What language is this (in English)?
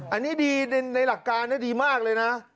Thai